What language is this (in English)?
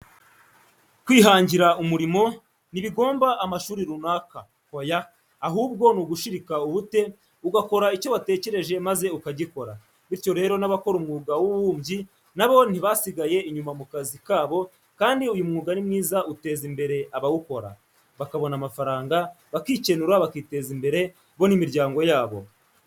Kinyarwanda